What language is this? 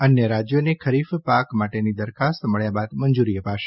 Gujarati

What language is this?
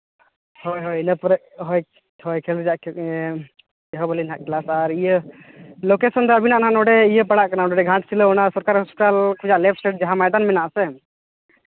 Santali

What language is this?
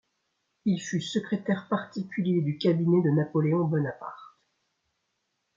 French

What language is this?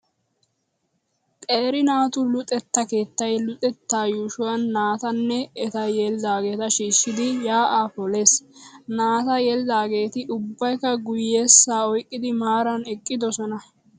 Wolaytta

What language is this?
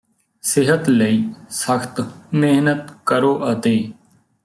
Punjabi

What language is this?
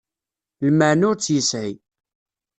Kabyle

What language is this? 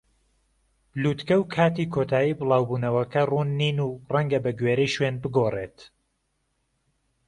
Central Kurdish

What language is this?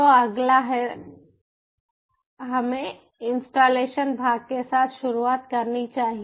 Hindi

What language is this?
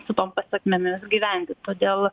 Lithuanian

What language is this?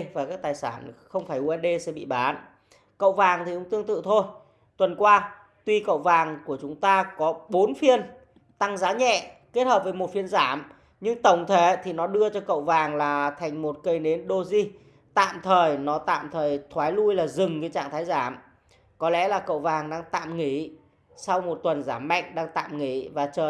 Vietnamese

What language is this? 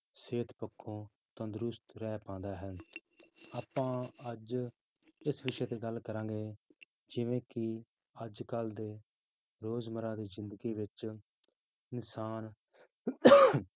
Punjabi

